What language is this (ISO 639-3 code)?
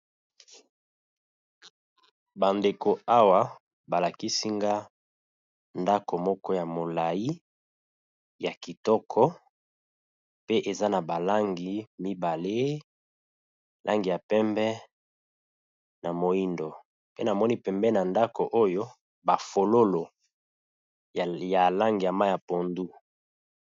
lin